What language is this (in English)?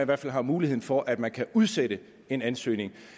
Danish